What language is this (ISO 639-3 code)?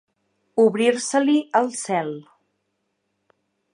cat